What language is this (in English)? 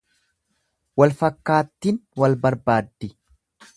Oromo